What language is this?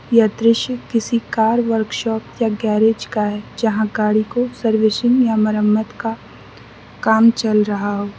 Hindi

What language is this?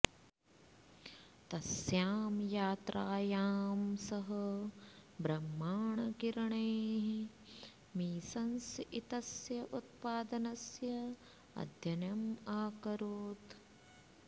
Sanskrit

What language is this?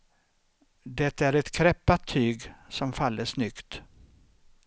Swedish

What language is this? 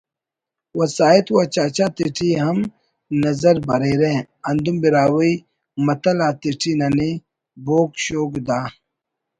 Brahui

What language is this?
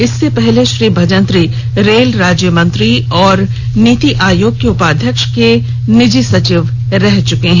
Hindi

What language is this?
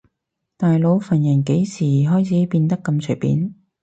Cantonese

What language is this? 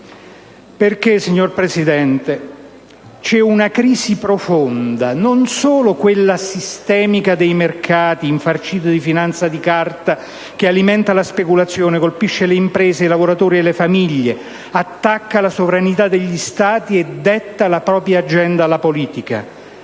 Italian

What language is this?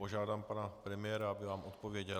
Czech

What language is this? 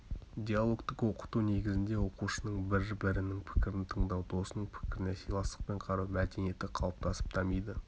Kazakh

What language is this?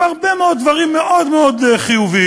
Hebrew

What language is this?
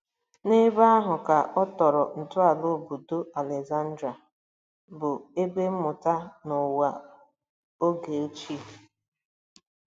Igbo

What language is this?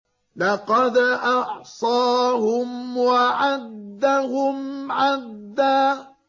Arabic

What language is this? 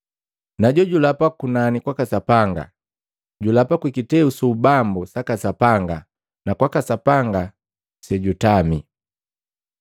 Matengo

